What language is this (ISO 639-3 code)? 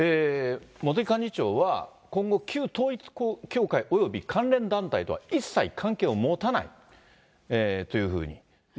jpn